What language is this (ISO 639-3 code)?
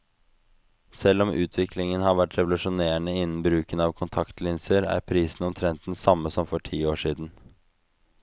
nor